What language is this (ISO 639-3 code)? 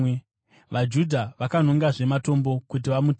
sna